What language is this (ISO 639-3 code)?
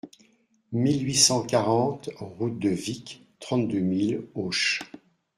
fra